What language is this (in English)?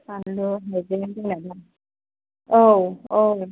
Bodo